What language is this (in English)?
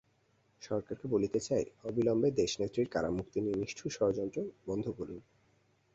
Bangla